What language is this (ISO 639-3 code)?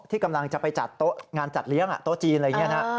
tha